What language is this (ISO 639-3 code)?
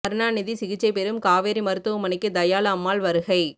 tam